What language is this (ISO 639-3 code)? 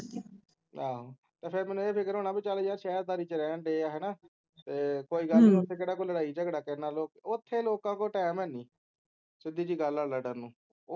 pan